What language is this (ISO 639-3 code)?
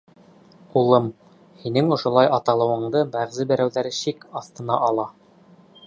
bak